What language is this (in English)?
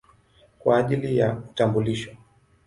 Swahili